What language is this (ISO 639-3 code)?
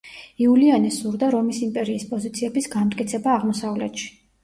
kat